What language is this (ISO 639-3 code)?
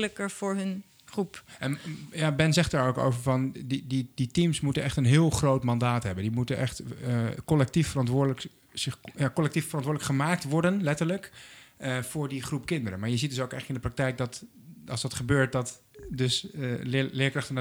nld